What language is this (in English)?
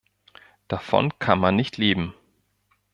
German